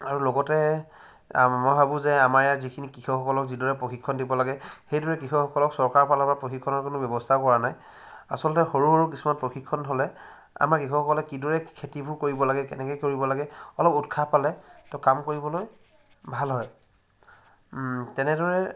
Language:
Assamese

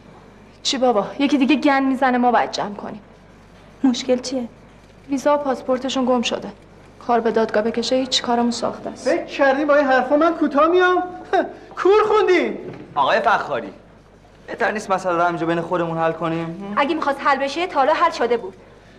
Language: Persian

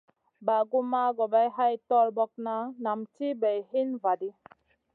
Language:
Masana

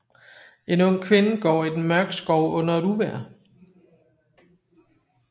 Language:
Danish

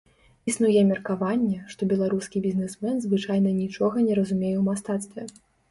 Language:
Belarusian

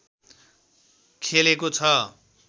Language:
Nepali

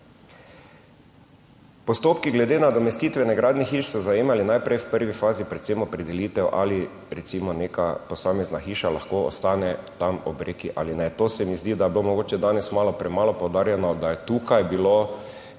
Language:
Slovenian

